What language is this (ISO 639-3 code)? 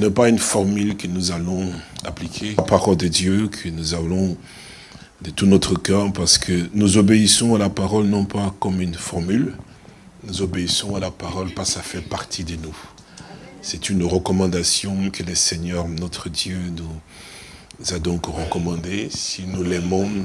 fra